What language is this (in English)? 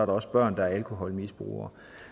Danish